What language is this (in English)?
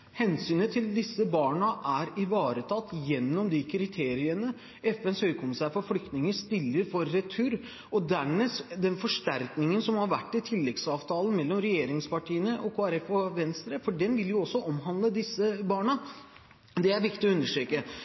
Norwegian Bokmål